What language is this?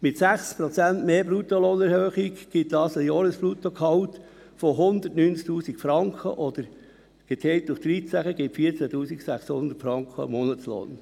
Swiss German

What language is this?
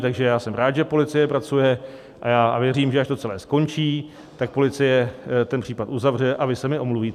Czech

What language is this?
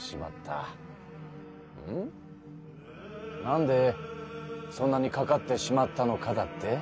Japanese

